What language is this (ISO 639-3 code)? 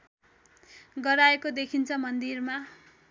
nep